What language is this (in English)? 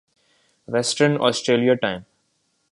Urdu